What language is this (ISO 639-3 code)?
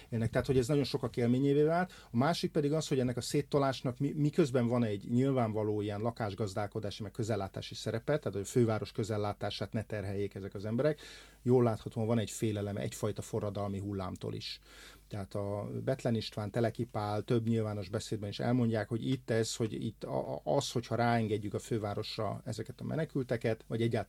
hun